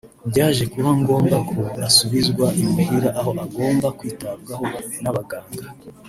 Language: Kinyarwanda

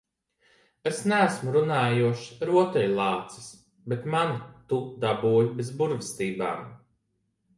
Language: Latvian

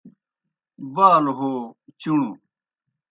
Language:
Kohistani Shina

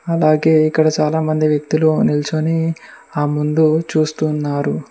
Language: Telugu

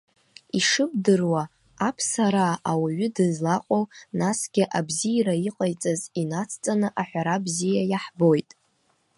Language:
Abkhazian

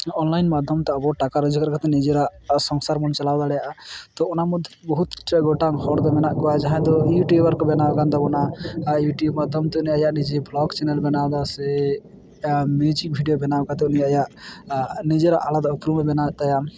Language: Santali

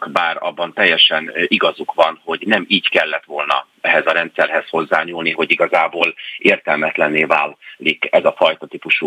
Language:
Hungarian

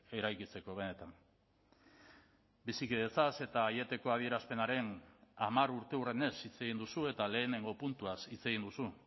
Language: Basque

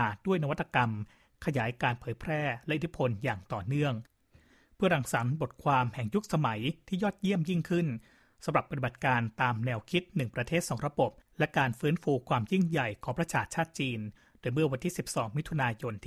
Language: Thai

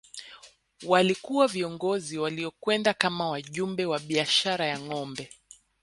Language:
Swahili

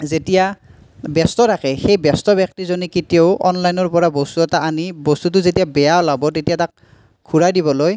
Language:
Assamese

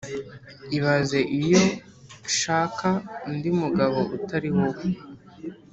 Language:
Kinyarwanda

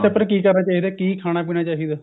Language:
Punjabi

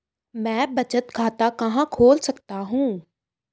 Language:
Hindi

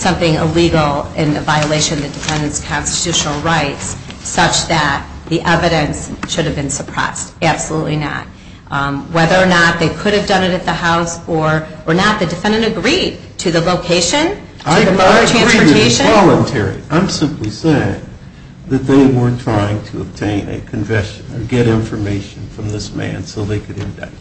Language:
English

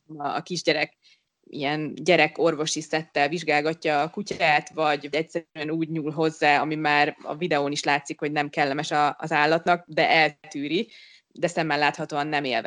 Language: Hungarian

